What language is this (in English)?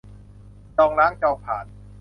Thai